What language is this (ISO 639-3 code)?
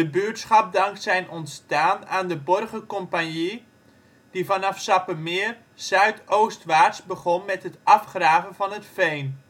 nld